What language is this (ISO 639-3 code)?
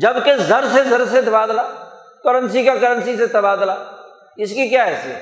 urd